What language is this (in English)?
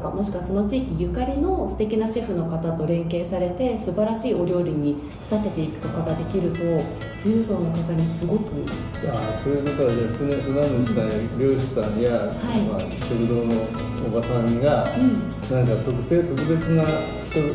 Japanese